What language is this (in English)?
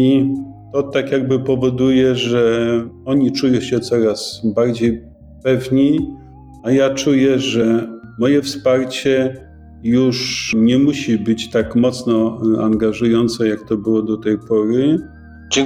Polish